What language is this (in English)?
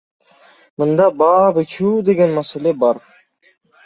Kyrgyz